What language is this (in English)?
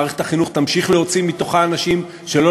Hebrew